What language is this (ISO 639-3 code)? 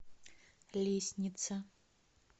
rus